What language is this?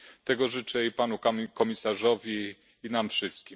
Polish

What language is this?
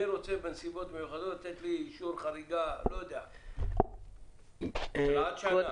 Hebrew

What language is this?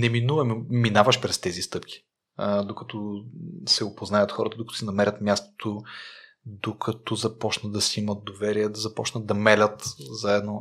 Bulgarian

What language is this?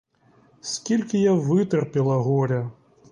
Ukrainian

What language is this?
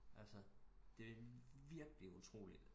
Danish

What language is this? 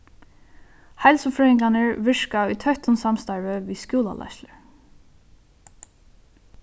Faroese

